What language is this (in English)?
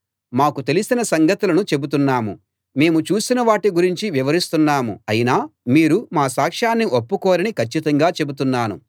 Telugu